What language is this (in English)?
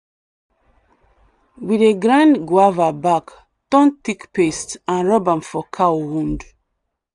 Nigerian Pidgin